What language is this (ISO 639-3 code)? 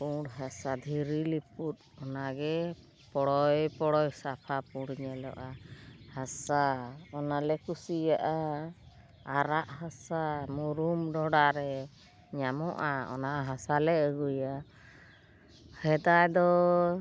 sat